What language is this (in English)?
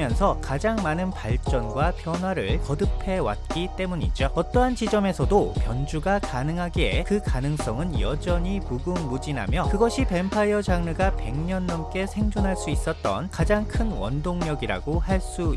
Korean